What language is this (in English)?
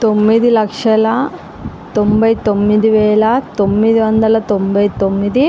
Telugu